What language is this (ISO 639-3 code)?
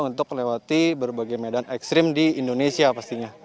ind